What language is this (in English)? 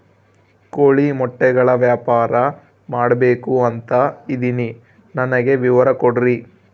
Kannada